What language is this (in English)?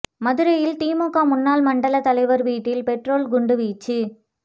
Tamil